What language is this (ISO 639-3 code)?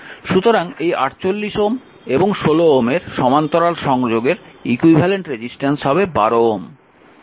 ben